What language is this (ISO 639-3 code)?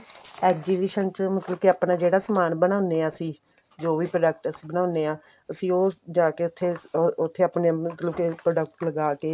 pan